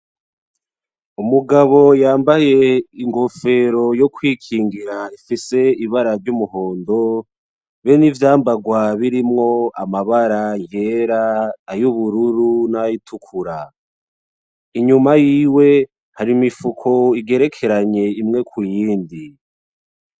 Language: Rundi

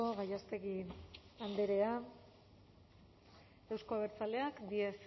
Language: Basque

